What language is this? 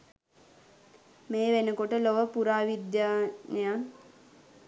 Sinhala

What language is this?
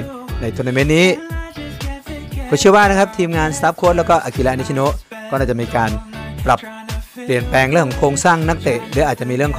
Thai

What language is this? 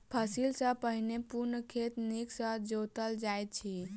Maithili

